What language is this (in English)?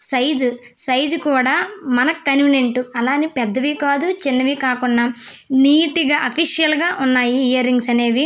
Telugu